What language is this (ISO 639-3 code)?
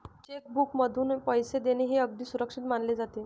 mar